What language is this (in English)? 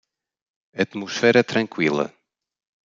Portuguese